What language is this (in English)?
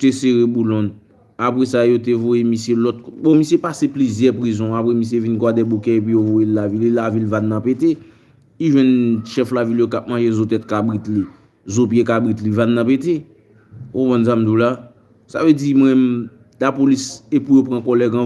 French